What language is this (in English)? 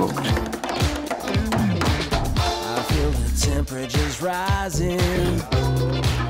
Dutch